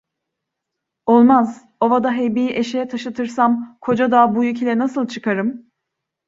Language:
Turkish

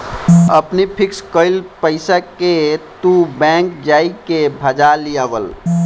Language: Bhojpuri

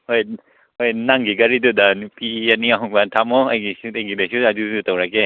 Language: Manipuri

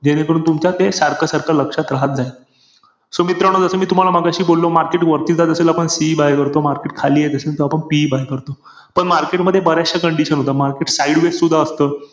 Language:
Marathi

